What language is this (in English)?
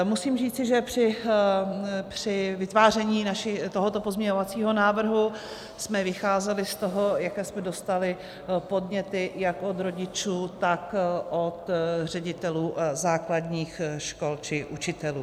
Czech